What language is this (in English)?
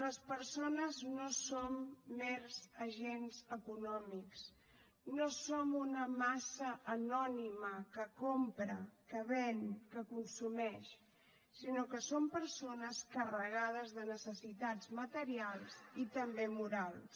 Catalan